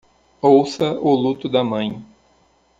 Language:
Portuguese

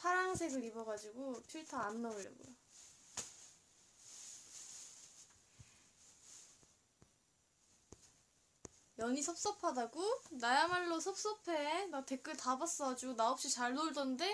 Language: Korean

